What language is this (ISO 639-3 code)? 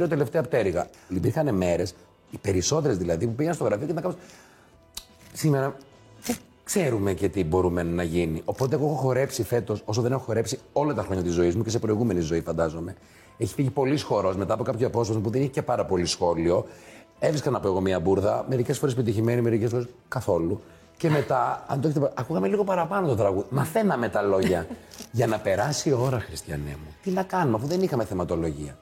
ell